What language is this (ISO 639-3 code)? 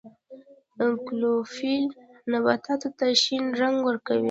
pus